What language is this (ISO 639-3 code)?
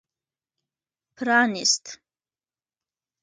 pus